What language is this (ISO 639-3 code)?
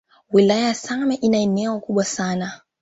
swa